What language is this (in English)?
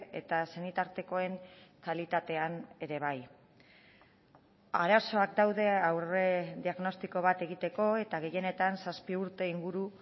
Basque